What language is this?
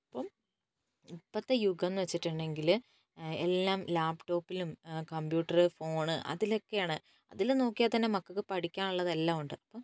Malayalam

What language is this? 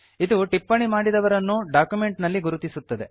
Kannada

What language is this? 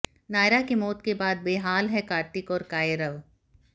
Hindi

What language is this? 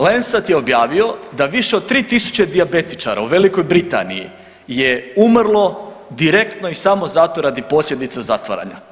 Croatian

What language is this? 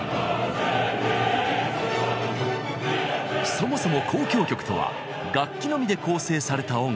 Japanese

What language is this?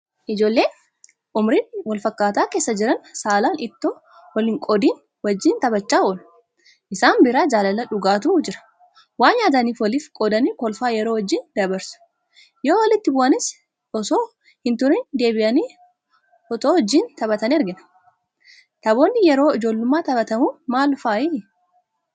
Oromo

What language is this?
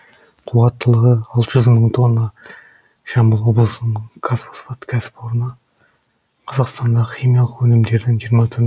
Kazakh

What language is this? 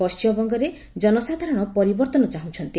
Odia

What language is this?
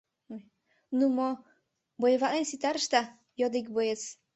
Mari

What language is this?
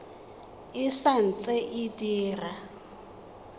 Tswana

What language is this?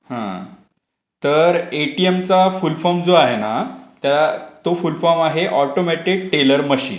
Marathi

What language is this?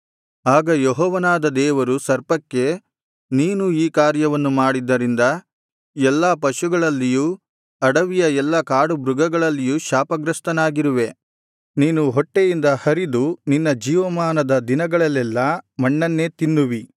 Kannada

